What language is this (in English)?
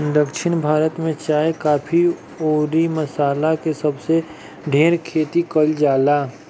Bhojpuri